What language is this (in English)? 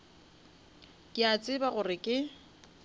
Northern Sotho